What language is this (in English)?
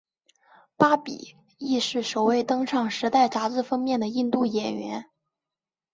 Chinese